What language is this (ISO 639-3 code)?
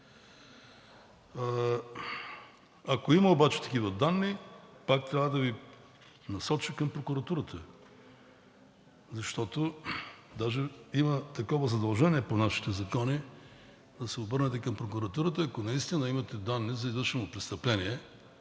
bul